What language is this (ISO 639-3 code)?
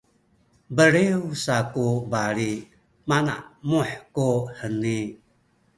szy